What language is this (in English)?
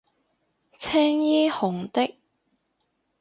Cantonese